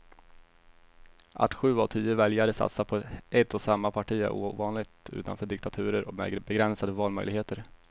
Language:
Swedish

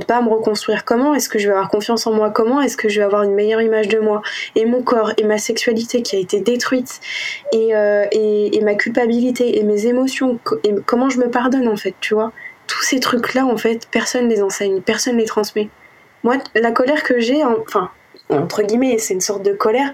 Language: French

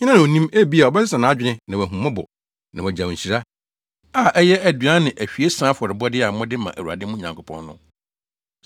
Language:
Akan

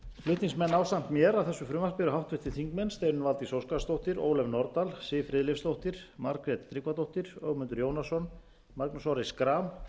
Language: Icelandic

